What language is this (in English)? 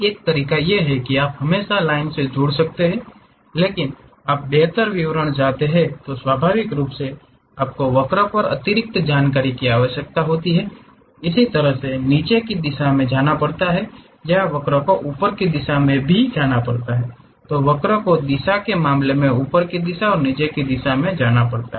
Hindi